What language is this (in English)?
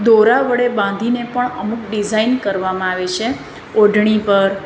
Gujarati